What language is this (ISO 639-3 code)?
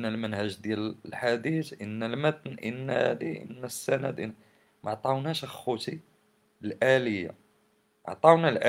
ara